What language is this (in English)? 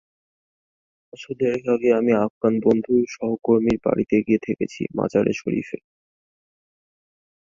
Bangla